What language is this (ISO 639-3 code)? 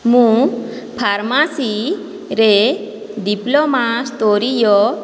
ori